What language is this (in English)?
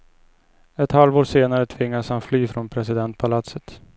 Swedish